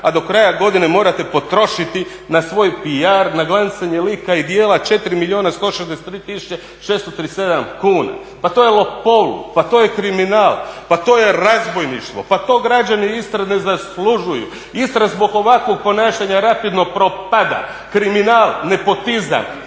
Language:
Croatian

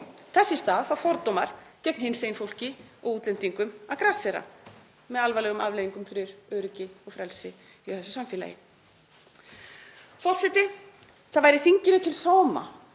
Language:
Icelandic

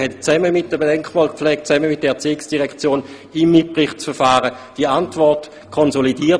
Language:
Swiss German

